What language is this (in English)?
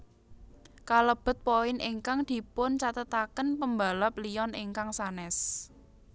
Javanese